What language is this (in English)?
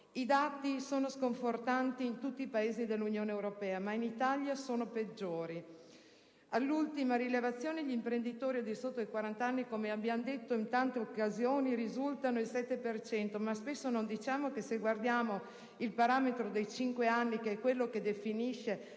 Italian